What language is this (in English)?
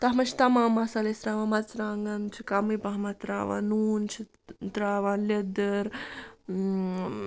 Kashmiri